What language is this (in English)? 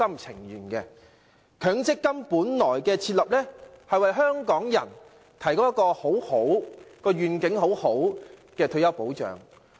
Cantonese